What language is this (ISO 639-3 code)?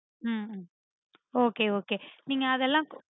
tam